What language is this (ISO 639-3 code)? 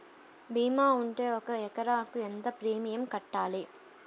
tel